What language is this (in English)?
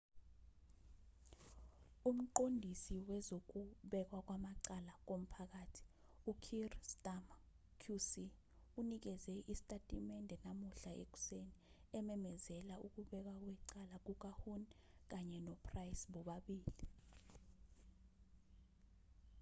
Zulu